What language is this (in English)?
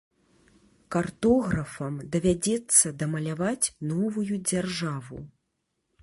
Belarusian